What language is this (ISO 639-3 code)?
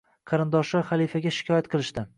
uzb